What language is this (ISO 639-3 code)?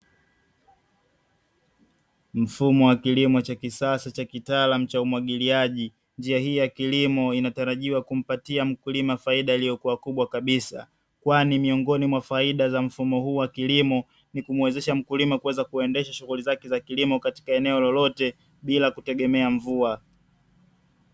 swa